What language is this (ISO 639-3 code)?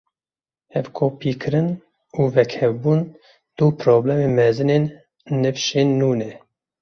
kur